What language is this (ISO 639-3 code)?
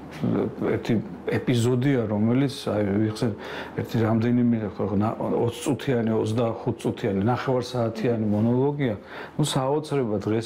ron